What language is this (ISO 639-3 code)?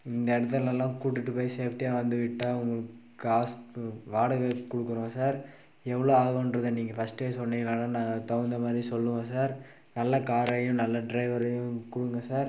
tam